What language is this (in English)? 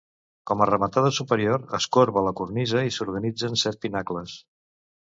Catalan